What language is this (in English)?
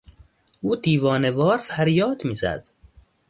Persian